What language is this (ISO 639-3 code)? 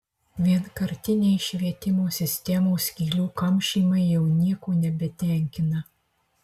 lit